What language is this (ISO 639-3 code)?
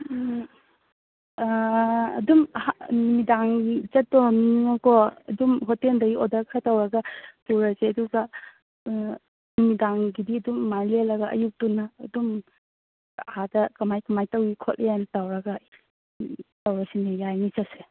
mni